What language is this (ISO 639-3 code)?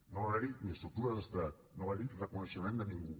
cat